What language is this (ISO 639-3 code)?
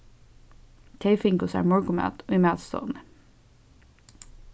fao